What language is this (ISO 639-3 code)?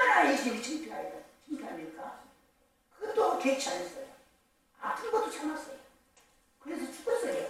kor